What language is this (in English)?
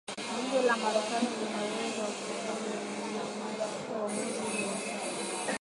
Swahili